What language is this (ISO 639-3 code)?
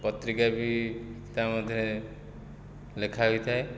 ori